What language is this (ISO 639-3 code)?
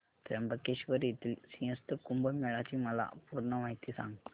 mar